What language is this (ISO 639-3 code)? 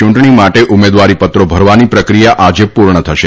guj